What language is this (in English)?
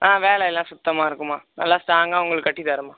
Tamil